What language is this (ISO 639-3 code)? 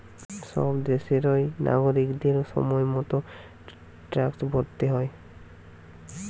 ben